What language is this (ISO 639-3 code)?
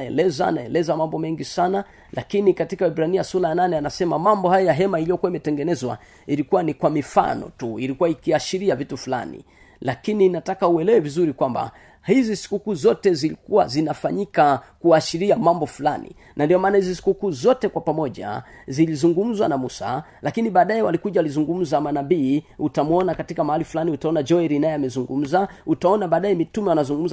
swa